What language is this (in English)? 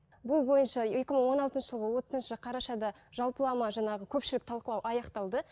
Kazakh